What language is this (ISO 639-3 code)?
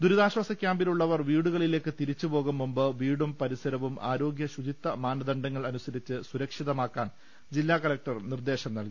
mal